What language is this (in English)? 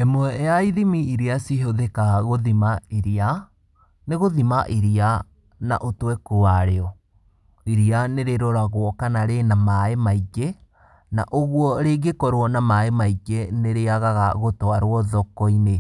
Kikuyu